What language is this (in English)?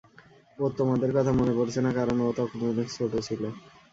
Bangla